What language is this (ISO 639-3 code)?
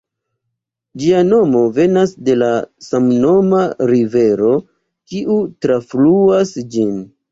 epo